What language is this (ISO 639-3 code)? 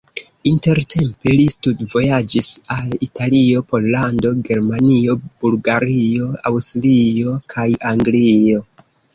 epo